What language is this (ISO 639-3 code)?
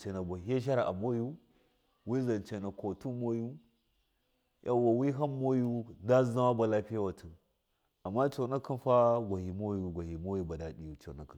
mkf